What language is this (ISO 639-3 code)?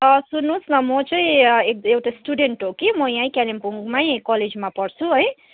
nep